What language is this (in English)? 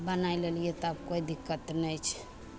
Maithili